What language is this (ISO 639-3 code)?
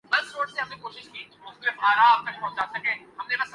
urd